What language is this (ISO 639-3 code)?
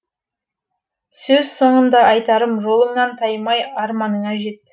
kaz